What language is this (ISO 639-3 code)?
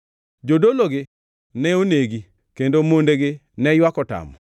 luo